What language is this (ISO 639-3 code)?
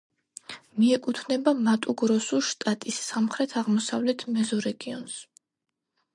kat